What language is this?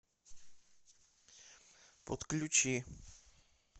Russian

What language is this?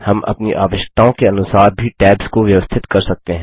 Hindi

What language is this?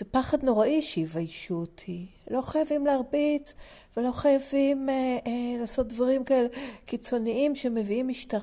Hebrew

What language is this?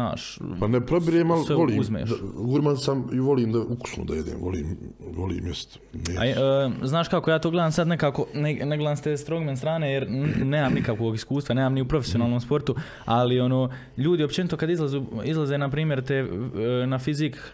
Croatian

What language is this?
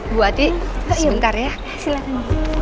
Indonesian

